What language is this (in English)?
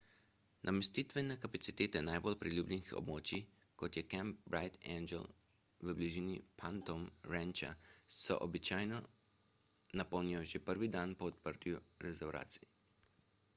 Slovenian